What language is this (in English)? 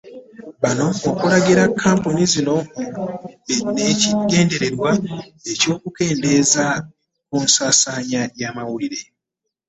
Ganda